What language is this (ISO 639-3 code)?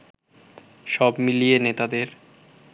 ben